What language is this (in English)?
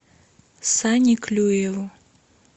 Russian